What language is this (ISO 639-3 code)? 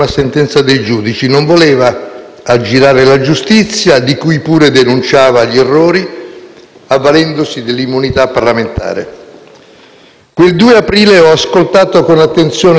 ita